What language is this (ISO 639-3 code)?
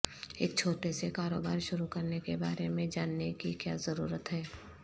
urd